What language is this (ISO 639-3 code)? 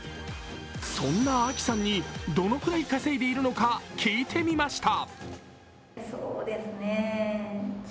jpn